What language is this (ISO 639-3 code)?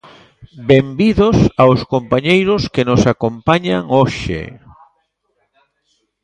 glg